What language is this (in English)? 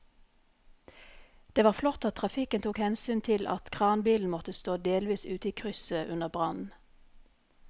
Norwegian